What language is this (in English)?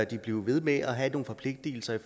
Danish